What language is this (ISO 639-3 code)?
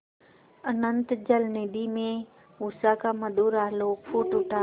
hin